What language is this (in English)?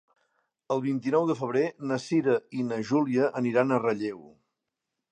Catalan